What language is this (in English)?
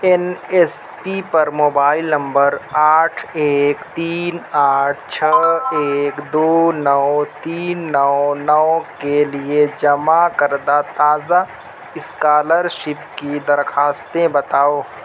Urdu